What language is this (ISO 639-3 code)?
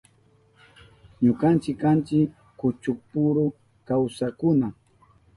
qup